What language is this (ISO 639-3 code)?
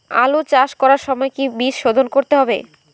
ben